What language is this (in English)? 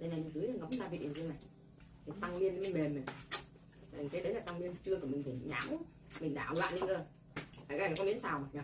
Vietnamese